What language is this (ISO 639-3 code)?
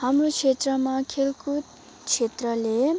nep